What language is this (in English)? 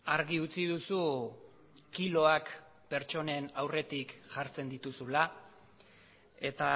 Basque